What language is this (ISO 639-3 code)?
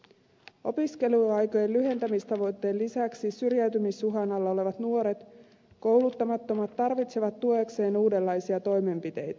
fin